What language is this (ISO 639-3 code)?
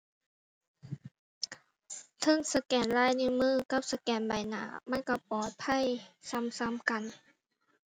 tha